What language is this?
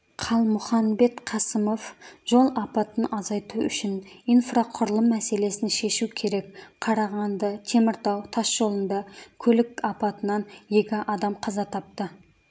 Kazakh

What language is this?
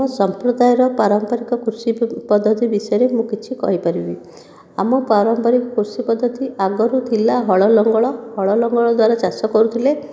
Odia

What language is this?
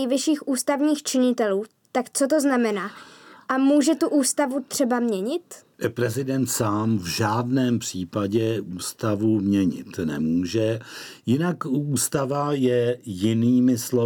Czech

